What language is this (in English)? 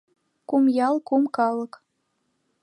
Mari